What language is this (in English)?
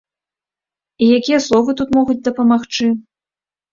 Belarusian